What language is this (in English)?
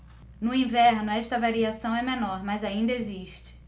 Portuguese